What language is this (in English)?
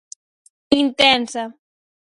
Galician